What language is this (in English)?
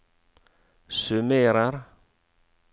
Norwegian